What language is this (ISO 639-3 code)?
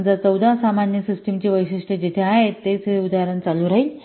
mar